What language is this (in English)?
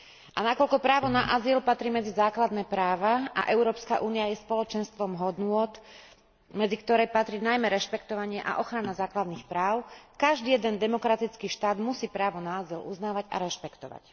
Slovak